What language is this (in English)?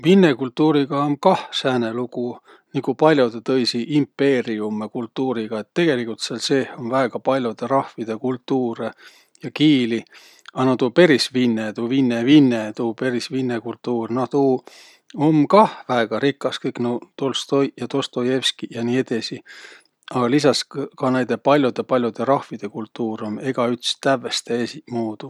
Võro